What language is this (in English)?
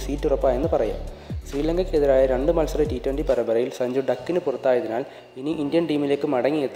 Malayalam